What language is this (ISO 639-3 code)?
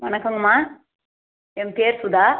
tam